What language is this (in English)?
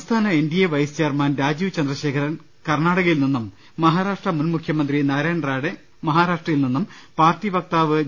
Malayalam